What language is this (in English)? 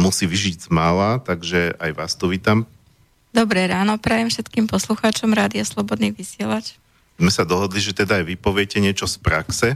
Slovak